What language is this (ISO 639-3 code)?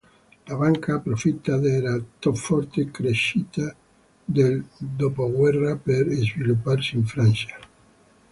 ita